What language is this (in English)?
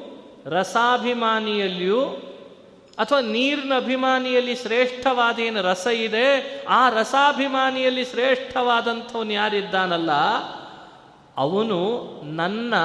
Kannada